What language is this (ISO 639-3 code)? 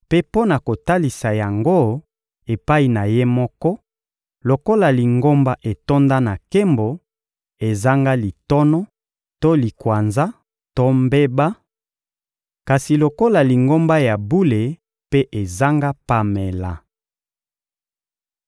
lin